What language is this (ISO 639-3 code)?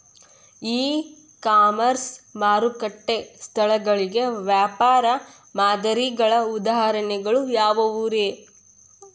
kan